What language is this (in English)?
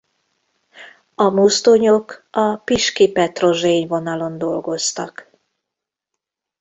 Hungarian